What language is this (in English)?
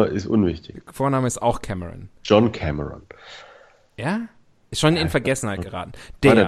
German